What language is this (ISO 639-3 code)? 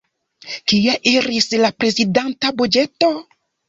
epo